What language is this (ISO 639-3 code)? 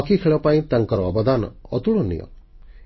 ori